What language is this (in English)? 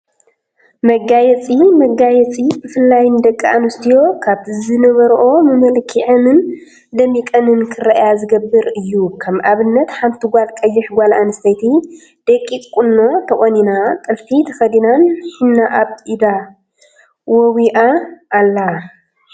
Tigrinya